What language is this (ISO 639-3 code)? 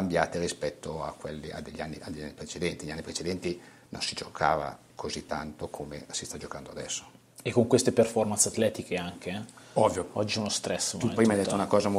ita